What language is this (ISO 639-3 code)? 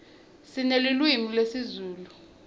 ssw